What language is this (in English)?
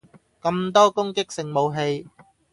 Cantonese